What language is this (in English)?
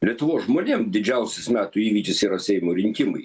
Lithuanian